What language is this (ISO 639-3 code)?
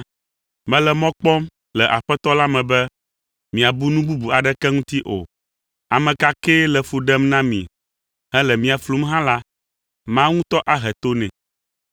ewe